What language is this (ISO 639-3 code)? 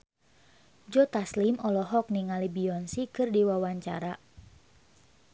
sun